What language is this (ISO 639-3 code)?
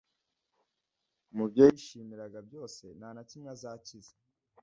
kin